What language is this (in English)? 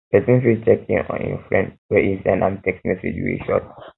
Nigerian Pidgin